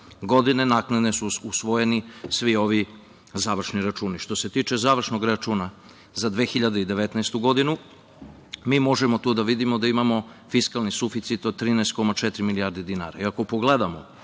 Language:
Serbian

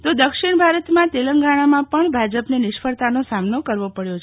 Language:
Gujarati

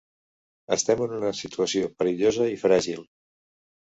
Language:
Catalan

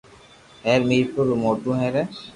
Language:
Loarki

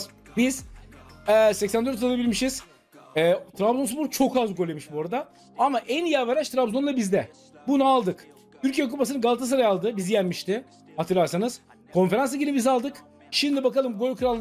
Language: Turkish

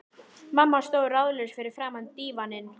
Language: Icelandic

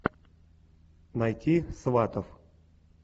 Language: Russian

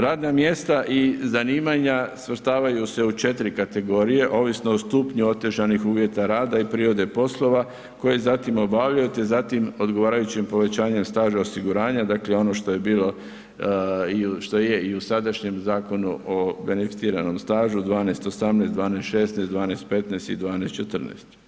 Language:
Croatian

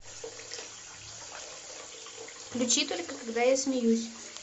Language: Russian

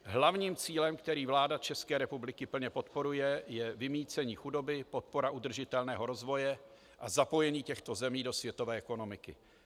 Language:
Czech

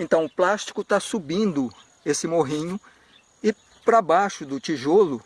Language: Portuguese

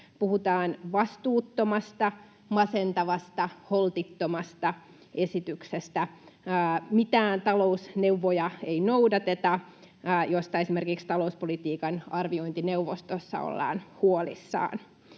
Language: Finnish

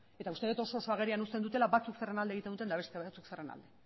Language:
Basque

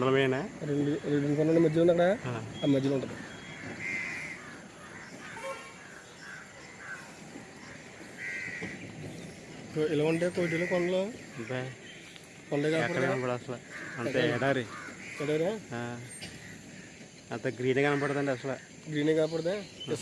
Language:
English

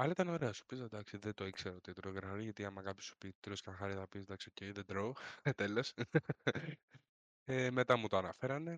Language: Greek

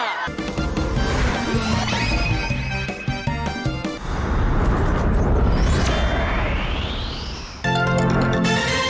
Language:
Thai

